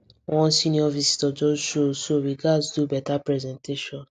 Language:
Nigerian Pidgin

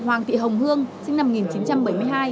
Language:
Vietnamese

